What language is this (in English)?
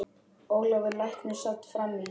Icelandic